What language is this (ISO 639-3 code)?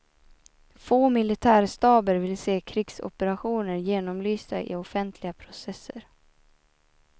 swe